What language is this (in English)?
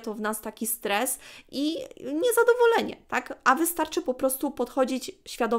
Polish